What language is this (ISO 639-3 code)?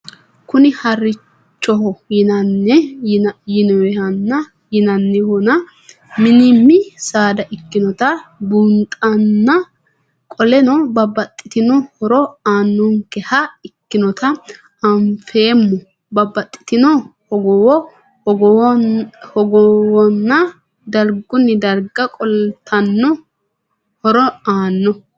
sid